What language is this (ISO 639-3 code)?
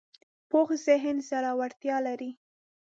pus